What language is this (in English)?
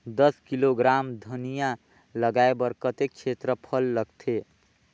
Chhattisgarhi